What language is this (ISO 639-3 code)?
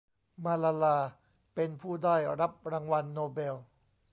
tha